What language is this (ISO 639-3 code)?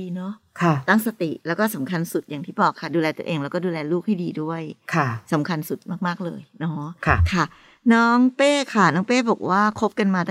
tha